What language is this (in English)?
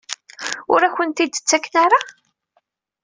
Kabyle